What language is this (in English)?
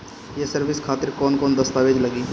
Bhojpuri